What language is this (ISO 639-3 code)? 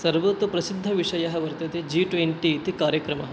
san